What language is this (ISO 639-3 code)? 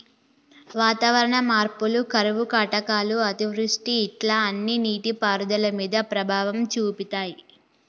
tel